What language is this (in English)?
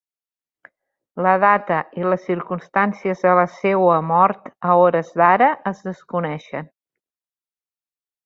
Catalan